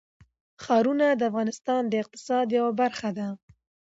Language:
Pashto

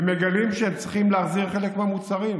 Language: Hebrew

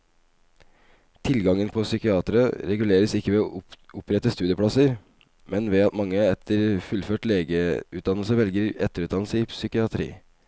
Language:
Norwegian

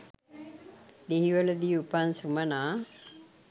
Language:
Sinhala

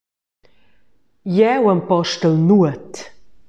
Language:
Romansh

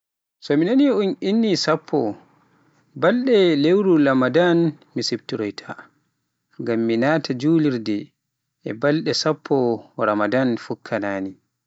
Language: Pular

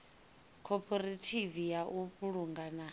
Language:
Venda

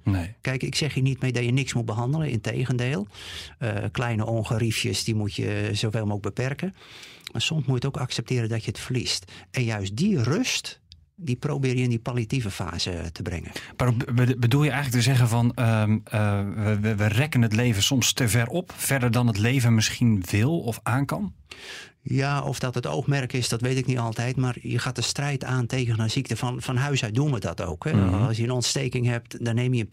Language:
Dutch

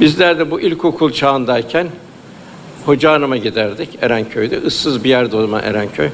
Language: Turkish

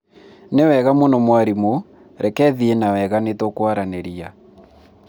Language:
Kikuyu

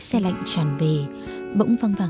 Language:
Vietnamese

